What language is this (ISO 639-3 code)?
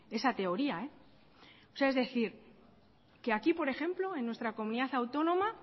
spa